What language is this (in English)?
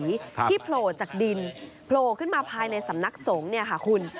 Thai